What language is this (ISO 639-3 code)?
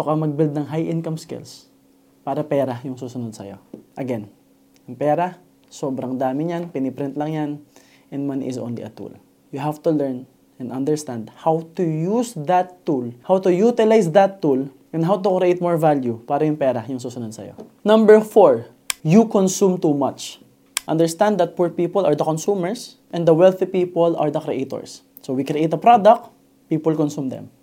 fil